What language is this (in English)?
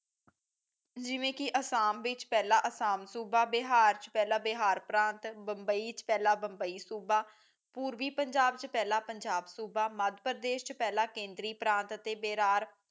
Punjabi